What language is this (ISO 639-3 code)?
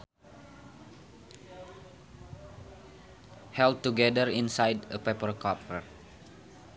sun